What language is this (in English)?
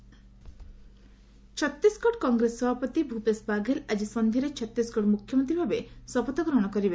Odia